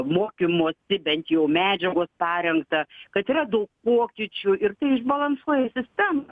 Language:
Lithuanian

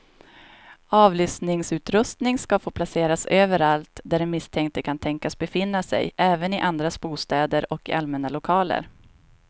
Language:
Swedish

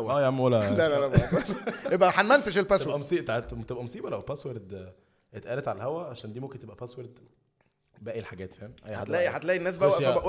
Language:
Arabic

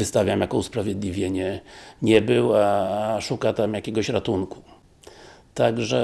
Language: Polish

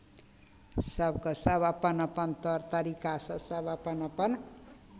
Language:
Maithili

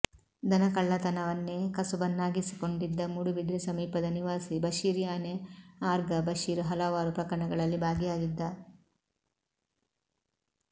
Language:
Kannada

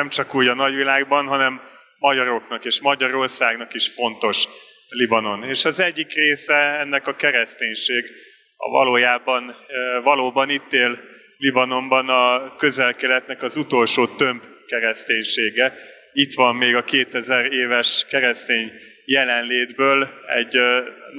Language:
Hungarian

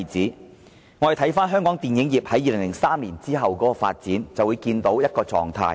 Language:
Cantonese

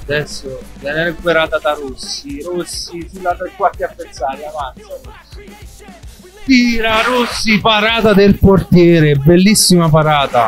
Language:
Italian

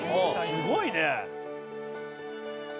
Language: Japanese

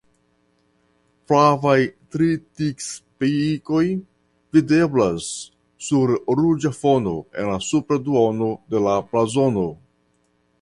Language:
Esperanto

